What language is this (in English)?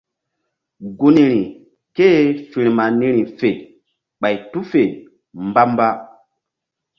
Mbum